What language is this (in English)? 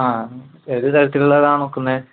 Malayalam